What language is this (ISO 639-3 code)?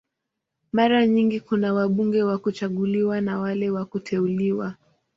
swa